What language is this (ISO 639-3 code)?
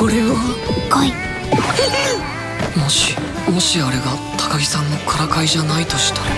jpn